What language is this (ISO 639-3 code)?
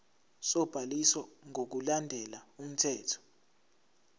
zul